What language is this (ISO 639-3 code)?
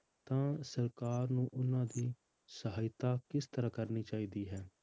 pan